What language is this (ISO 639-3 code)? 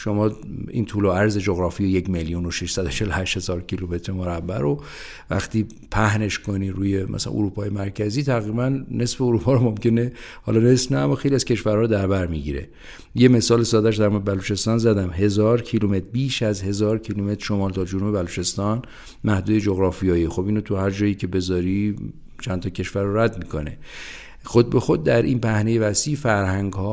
fas